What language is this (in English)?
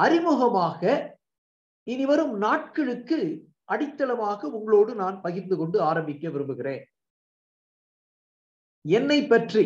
Tamil